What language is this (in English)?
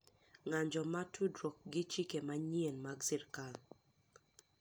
Luo (Kenya and Tanzania)